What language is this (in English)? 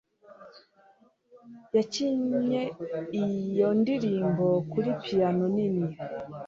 Kinyarwanda